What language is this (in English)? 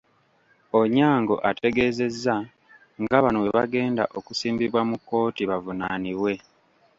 Ganda